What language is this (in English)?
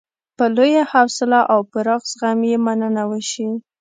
Pashto